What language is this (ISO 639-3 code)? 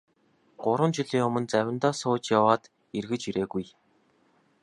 mon